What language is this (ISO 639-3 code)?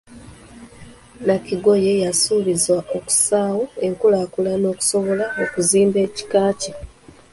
lug